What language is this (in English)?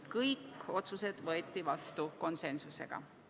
Estonian